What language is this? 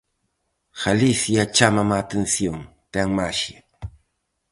Galician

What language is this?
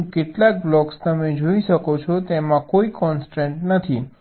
Gujarati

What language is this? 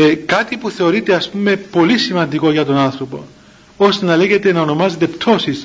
Greek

